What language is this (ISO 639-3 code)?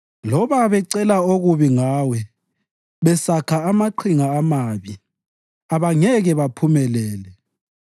nde